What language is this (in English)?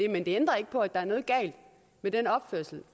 Danish